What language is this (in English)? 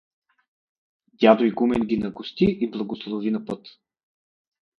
Bulgarian